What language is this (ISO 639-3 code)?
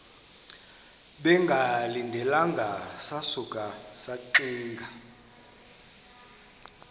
xho